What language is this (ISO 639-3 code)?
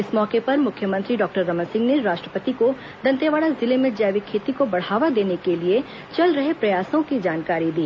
hin